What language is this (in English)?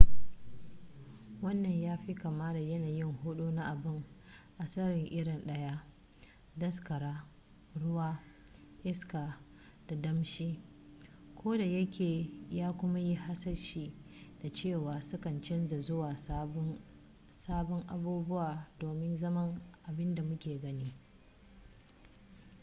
Hausa